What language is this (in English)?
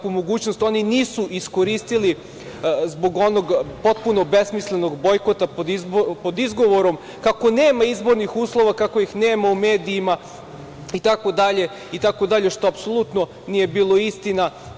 Serbian